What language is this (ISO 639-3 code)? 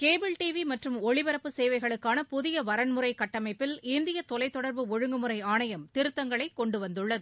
tam